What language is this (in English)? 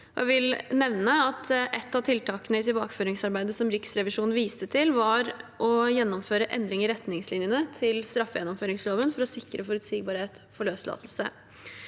Norwegian